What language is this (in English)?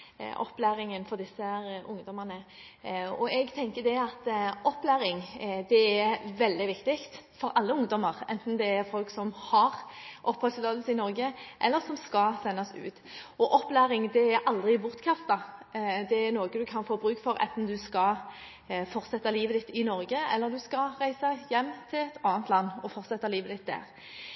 Norwegian Bokmål